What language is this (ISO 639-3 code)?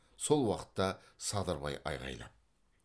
kaz